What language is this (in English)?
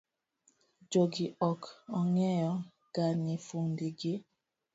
Luo (Kenya and Tanzania)